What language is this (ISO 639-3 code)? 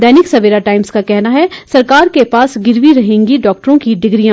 hin